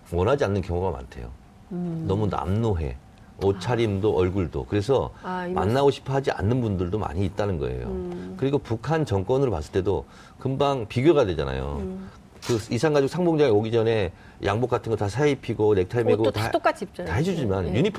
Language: Korean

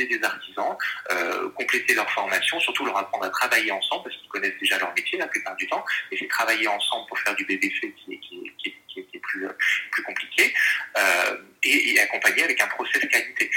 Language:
French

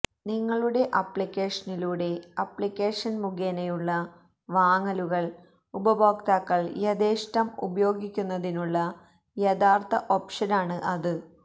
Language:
Malayalam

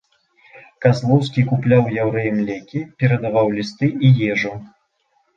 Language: Belarusian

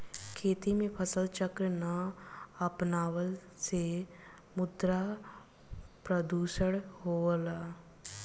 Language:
Bhojpuri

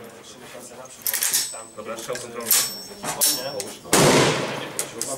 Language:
Polish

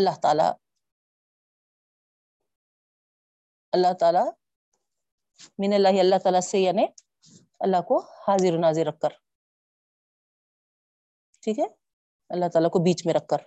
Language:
Urdu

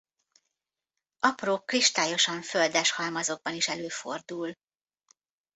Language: Hungarian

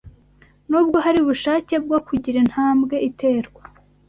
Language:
Kinyarwanda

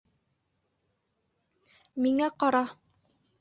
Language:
Bashkir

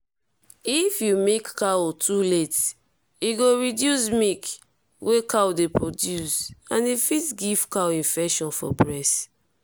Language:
Nigerian Pidgin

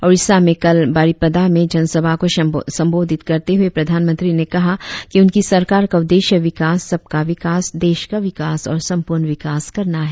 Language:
Hindi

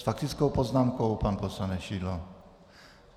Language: Czech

